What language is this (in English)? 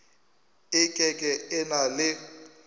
Northern Sotho